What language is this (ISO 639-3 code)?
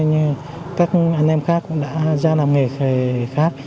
vie